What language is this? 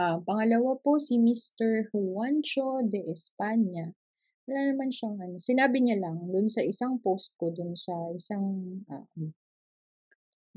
Filipino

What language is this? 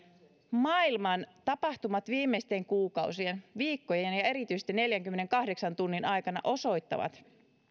Finnish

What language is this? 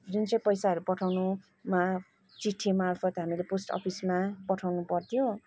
Nepali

